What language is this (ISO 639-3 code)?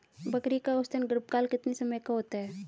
hin